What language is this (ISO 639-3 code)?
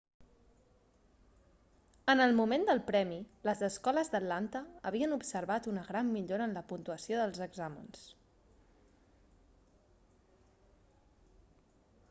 cat